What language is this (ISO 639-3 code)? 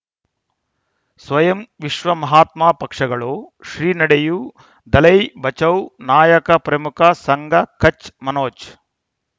kan